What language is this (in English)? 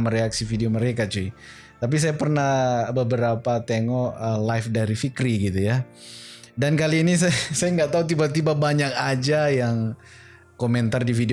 Indonesian